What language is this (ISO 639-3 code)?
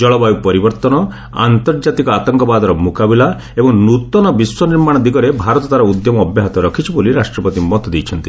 ori